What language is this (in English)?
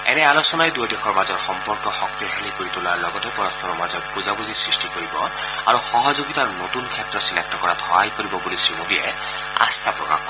Assamese